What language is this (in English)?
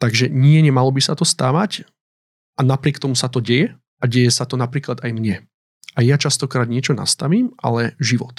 Slovak